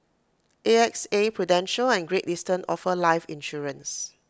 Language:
English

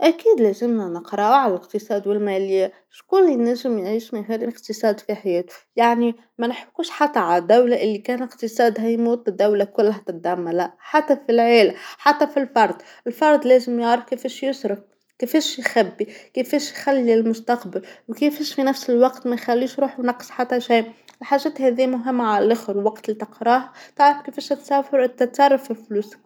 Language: Tunisian Arabic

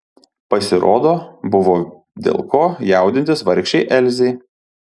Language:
Lithuanian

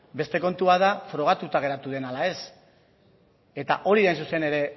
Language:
Basque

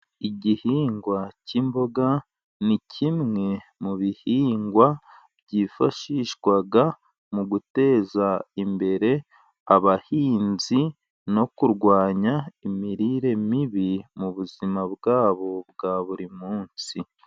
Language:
Kinyarwanda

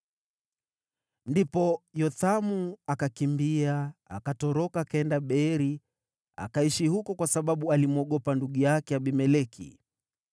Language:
Swahili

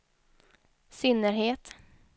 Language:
Swedish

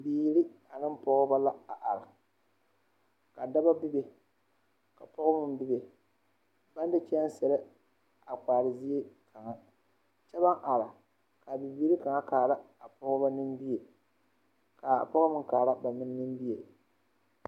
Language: Southern Dagaare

